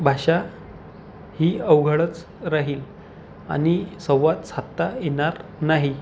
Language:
Marathi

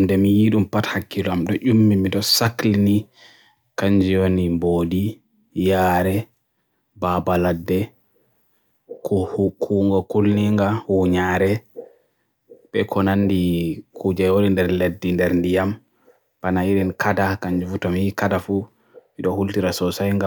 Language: Borgu Fulfulde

